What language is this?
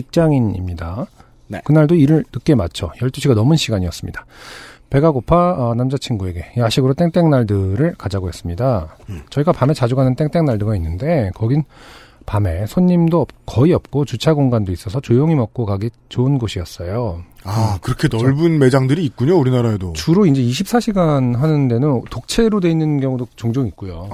Korean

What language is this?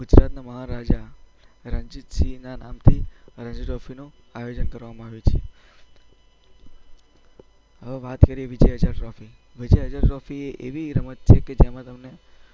Gujarati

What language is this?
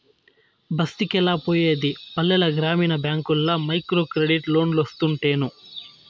Telugu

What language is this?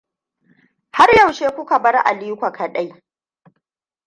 Hausa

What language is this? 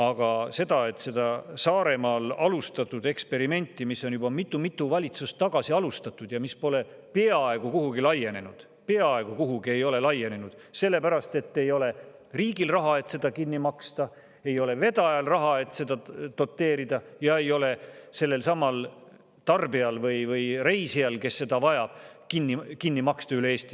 Estonian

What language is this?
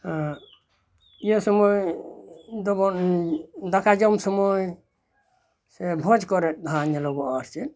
Santali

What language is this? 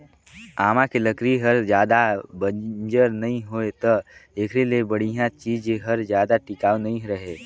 Chhattisgarhi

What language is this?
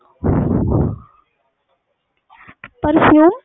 Punjabi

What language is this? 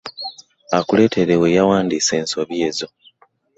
Ganda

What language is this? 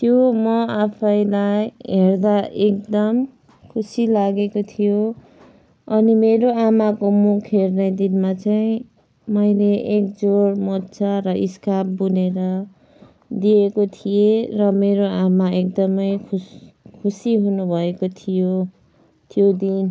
Nepali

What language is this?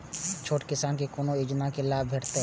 Maithili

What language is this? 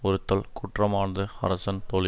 Tamil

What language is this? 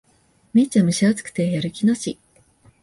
Japanese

